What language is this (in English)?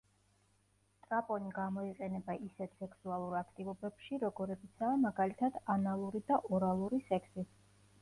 Georgian